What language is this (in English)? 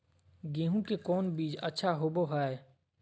Magahi